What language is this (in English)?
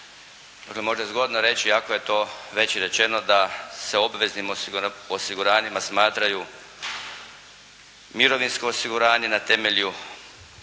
Croatian